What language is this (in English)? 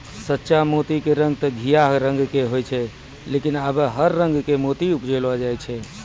Maithili